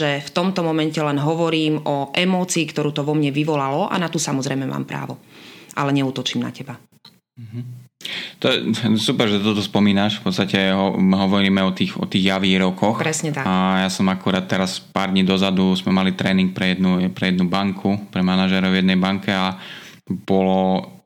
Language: Slovak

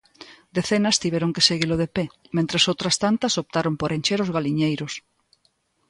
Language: Galician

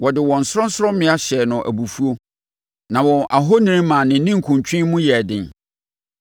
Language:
Akan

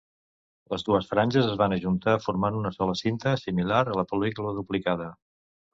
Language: Catalan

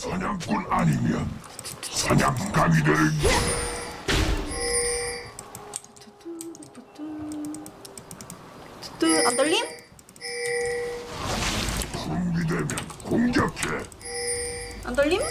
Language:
Korean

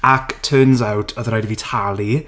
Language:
Welsh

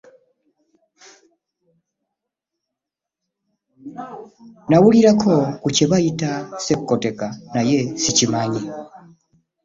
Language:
Ganda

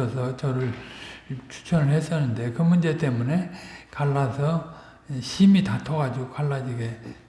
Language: Korean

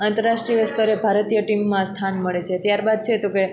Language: Gujarati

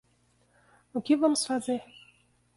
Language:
Portuguese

